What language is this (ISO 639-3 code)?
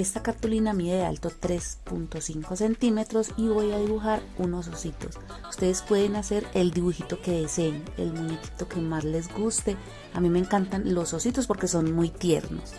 spa